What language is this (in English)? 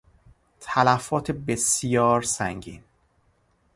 Persian